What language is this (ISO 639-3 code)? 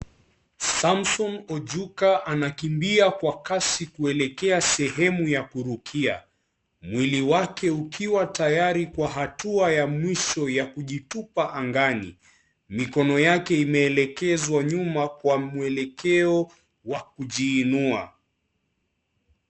swa